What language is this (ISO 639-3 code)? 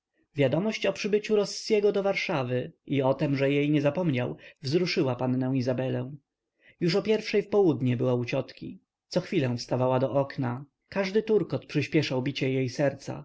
pol